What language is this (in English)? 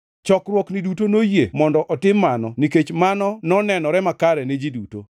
Luo (Kenya and Tanzania)